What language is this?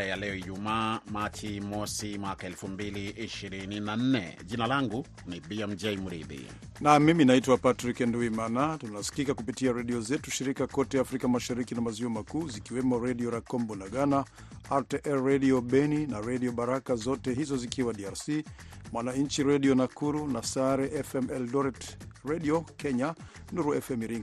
Swahili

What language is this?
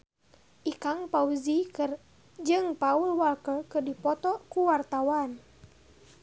Sundanese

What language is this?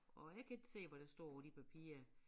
Danish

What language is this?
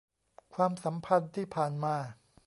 Thai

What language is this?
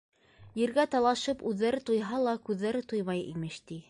Bashkir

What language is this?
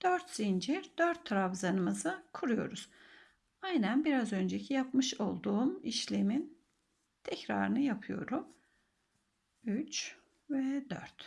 Turkish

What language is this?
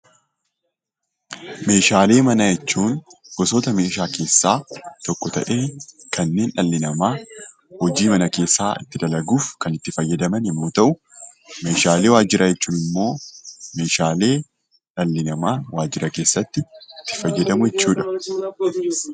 Oromo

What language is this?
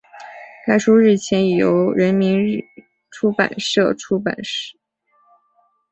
Chinese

